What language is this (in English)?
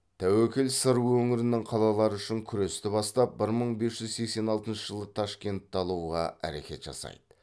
Kazakh